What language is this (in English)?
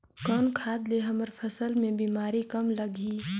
Chhattisgarhi